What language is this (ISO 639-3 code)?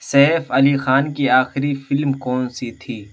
urd